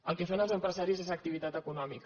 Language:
Catalan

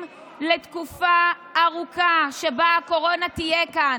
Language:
Hebrew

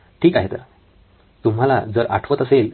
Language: Marathi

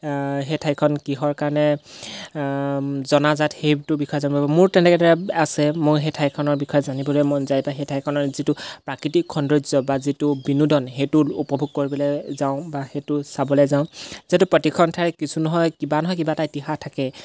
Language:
Assamese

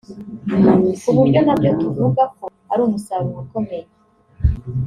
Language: Kinyarwanda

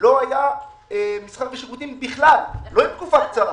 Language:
Hebrew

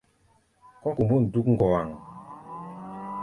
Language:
Gbaya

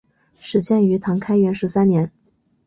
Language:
Chinese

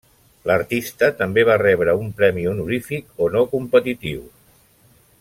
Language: Catalan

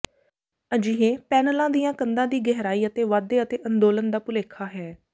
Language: Punjabi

